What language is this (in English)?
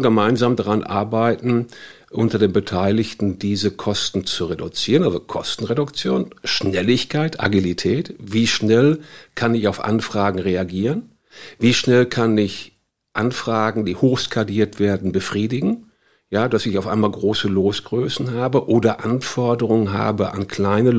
German